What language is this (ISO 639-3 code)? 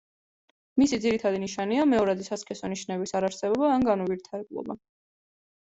kat